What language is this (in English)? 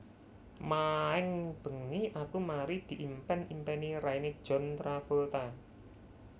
Javanese